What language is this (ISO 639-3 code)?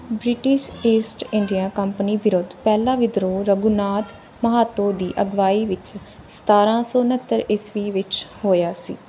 pan